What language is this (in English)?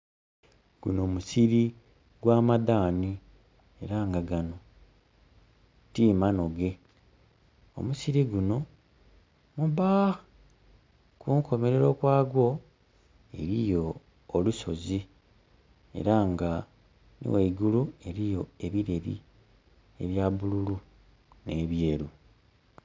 Soga